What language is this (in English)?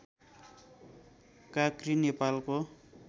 Nepali